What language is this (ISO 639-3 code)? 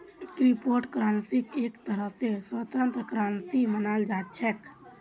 mag